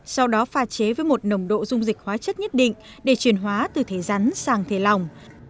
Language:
Vietnamese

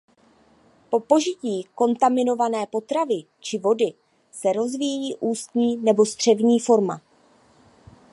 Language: Czech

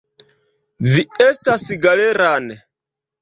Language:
Esperanto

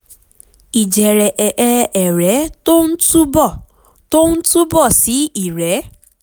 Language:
Yoruba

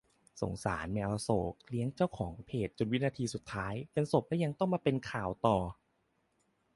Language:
Thai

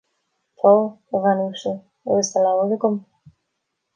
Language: Irish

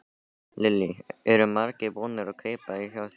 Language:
Icelandic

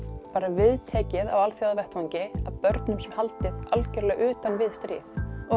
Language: Icelandic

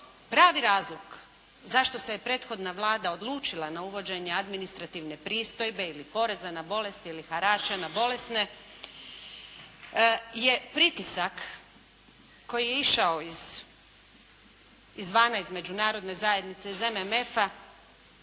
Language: Croatian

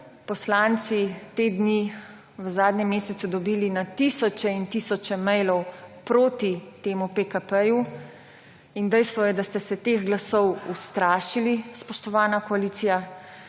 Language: Slovenian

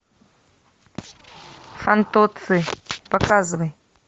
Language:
Russian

